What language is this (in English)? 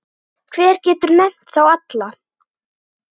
Icelandic